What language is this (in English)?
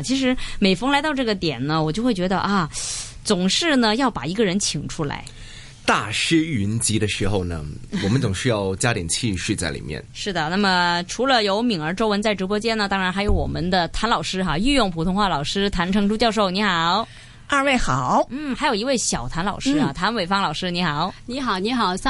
Chinese